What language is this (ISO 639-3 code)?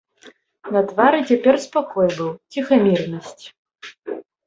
bel